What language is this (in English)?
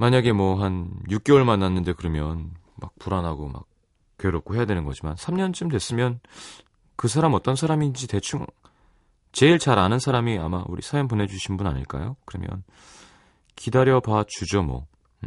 Korean